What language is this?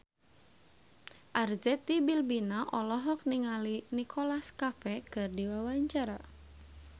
Sundanese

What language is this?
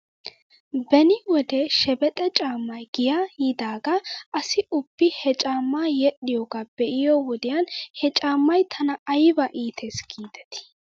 Wolaytta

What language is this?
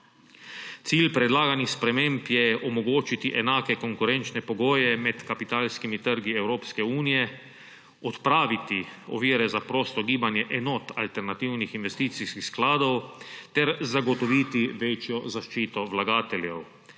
Slovenian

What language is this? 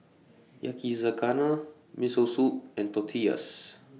English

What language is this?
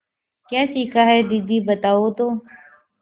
Hindi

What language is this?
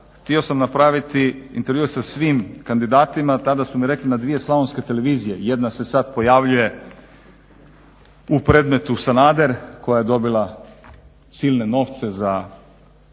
Croatian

